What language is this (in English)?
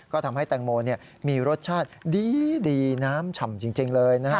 Thai